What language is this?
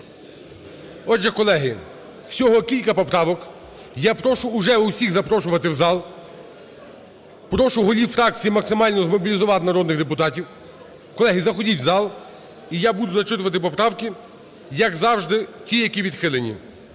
Ukrainian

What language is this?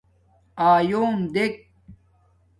Domaaki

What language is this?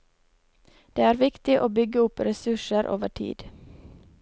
Norwegian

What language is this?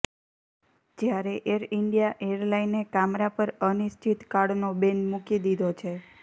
Gujarati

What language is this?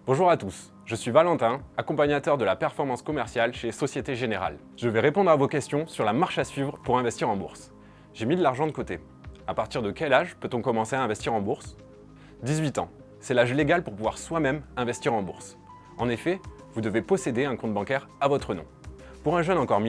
French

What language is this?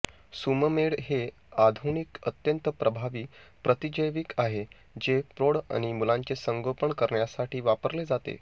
Marathi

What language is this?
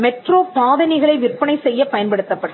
Tamil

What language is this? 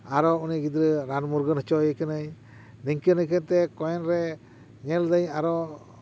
Santali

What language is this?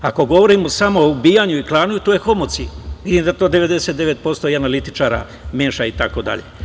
Serbian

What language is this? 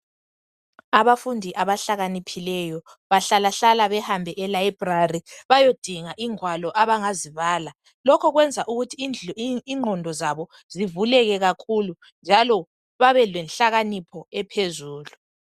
North Ndebele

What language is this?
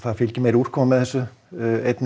Icelandic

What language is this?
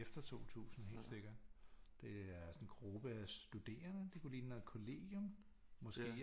Danish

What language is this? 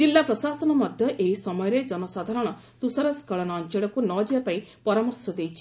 Odia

